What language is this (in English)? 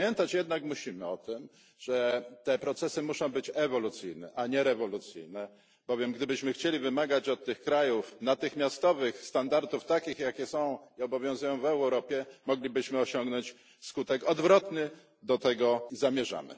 Polish